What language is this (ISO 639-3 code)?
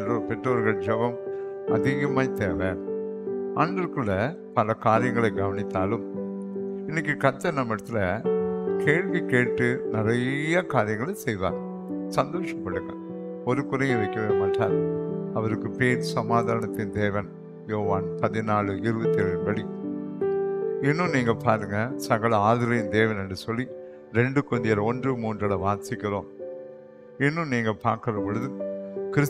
tam